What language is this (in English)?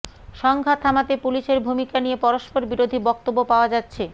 Bangla